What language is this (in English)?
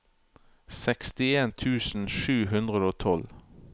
Norwegian